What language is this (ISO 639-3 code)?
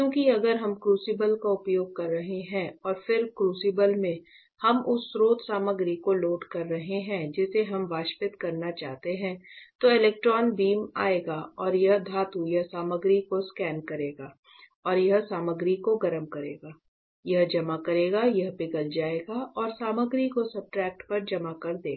hin